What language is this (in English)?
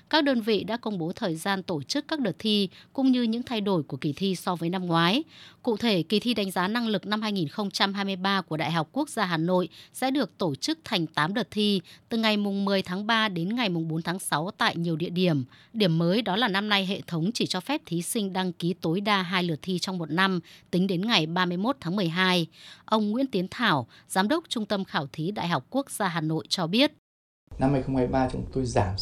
Vietnamese